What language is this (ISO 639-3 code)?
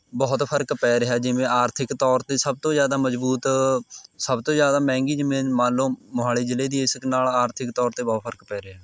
pan